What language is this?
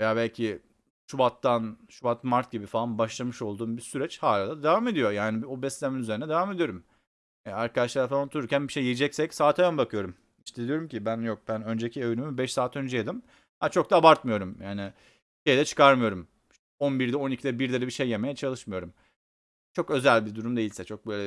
Turkish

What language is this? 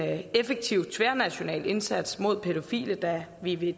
Danish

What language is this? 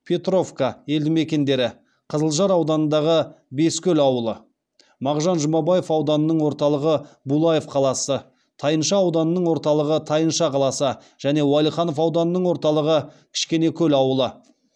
Kazakh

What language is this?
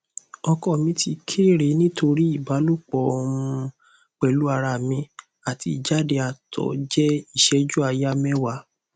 Yoruba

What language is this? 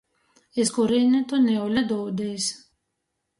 Latgalian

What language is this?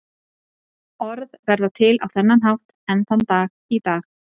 Icelandic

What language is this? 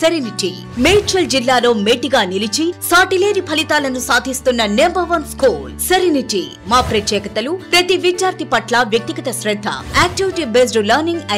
Hindi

